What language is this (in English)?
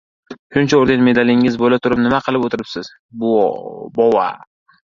Uzbek